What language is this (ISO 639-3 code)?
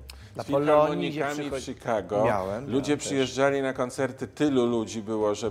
pol